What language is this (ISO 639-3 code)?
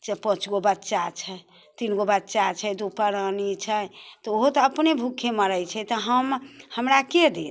mai